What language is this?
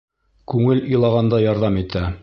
Bashkir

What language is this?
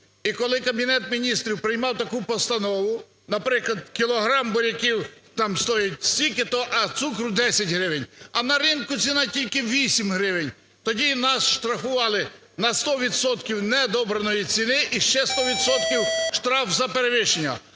Ukrainian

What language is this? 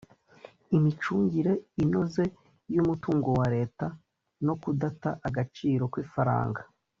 Kinyarwanda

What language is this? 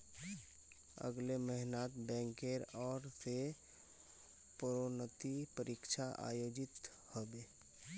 Magahi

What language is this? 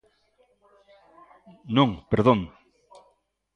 Galician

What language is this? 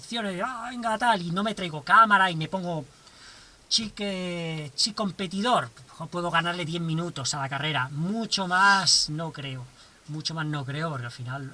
Spanish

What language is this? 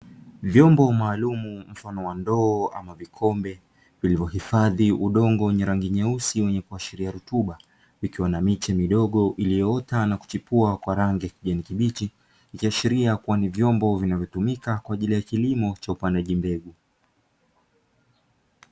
Swahili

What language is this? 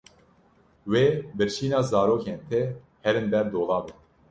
Kurdish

